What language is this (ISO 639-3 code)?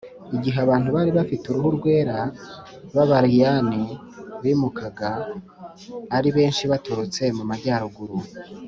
kin